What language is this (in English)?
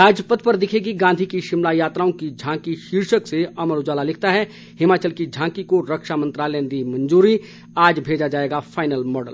Hindi